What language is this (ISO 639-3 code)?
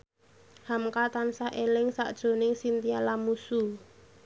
jav